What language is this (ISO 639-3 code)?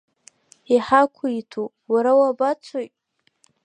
abk